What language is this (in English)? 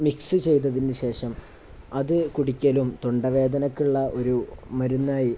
Malayalam